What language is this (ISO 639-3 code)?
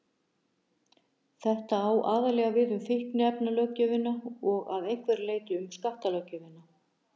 isl